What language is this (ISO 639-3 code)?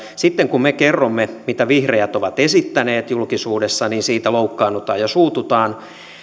fin